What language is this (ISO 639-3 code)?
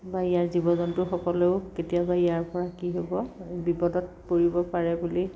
asm